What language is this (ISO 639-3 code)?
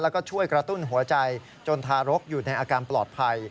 tha